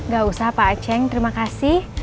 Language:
Indonesian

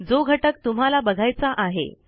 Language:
Marathi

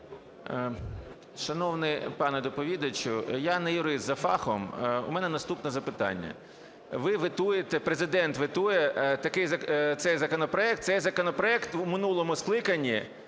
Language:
Ukrainian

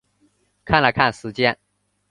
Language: Chinese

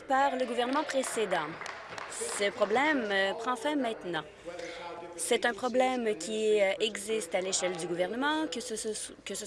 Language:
French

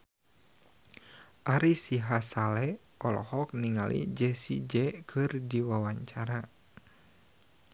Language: Sundanese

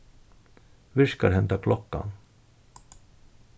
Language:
Faroese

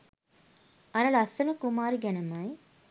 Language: Sinhala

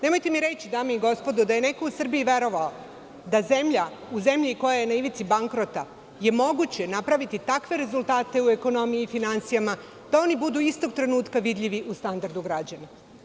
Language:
Serbian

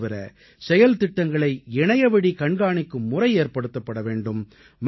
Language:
Tamil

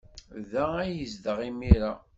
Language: Kabyle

